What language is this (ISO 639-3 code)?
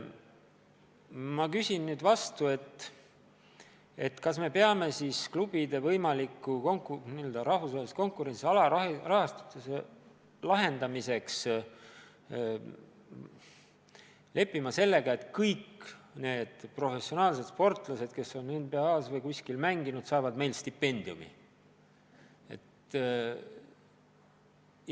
est